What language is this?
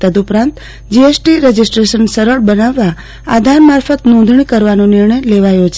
Gujarati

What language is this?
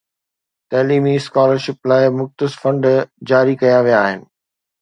Sindhi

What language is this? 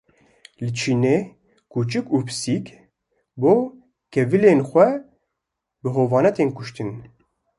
Kurdish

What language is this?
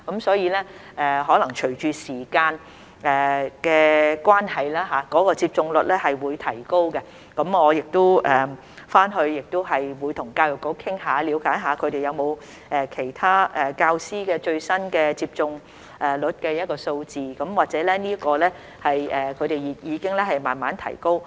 Cantonese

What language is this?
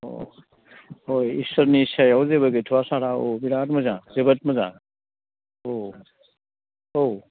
Bodo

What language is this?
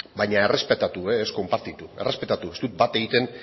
Basque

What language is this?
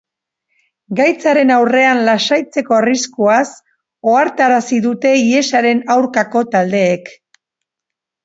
Basque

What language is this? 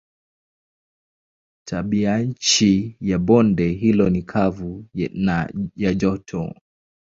Swahili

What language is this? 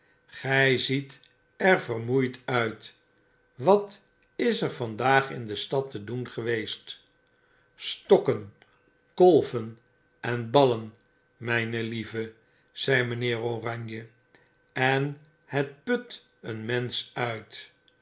Dutch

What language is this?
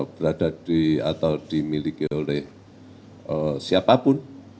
Indonesian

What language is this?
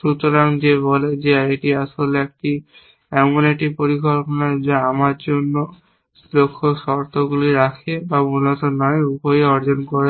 Bangla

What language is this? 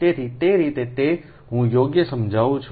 Gujarati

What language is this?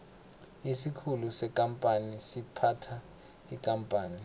South Ndebele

